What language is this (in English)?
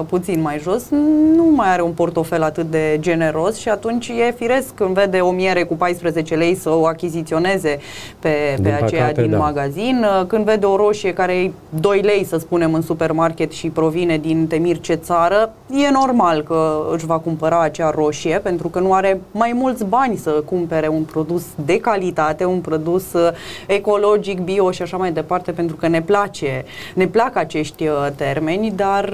Romanian